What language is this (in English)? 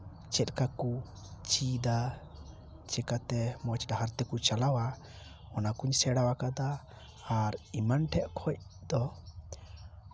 Santali